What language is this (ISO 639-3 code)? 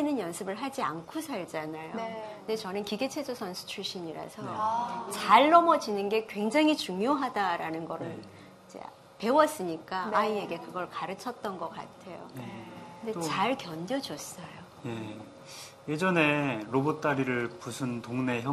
kor